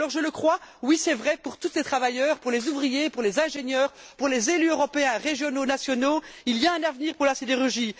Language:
French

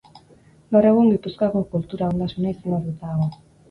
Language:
Basque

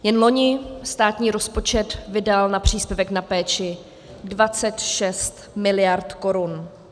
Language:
Czech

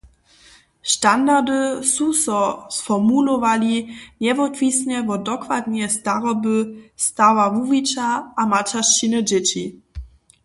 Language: Upper Sorbian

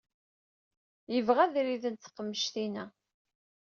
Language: Kabyle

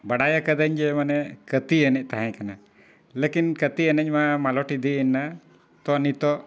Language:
Santali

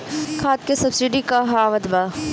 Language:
Bhojpuri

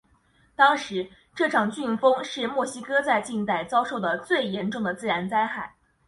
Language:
Chinese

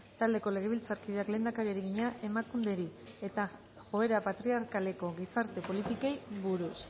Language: Basque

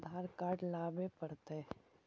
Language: Magahi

